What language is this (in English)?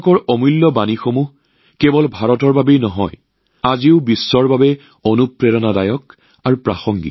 Assamese